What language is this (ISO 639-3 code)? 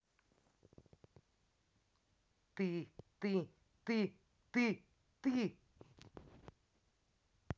rus